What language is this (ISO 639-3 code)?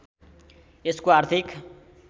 nep